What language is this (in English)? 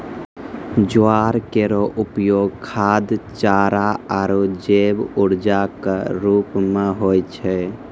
Maithili